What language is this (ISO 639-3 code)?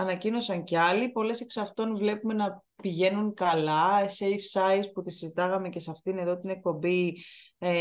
ell